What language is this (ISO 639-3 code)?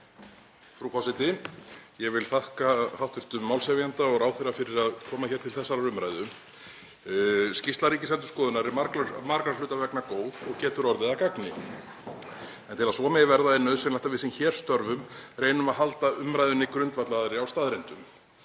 isl